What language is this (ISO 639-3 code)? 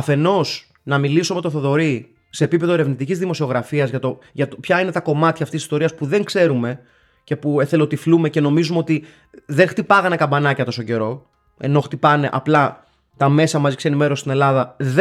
ell